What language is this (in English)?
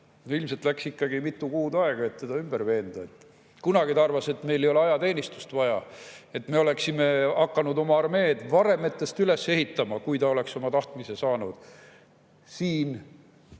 Estonian